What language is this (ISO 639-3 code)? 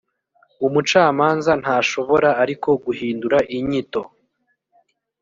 kin